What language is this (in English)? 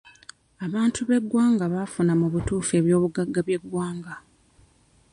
Ganda